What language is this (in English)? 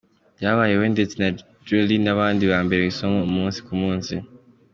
Kinyarwanda